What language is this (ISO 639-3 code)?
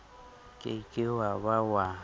sot